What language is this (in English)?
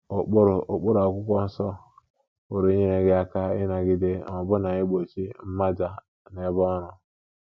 Igbo